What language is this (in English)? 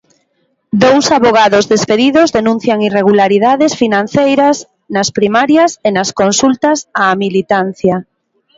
Galician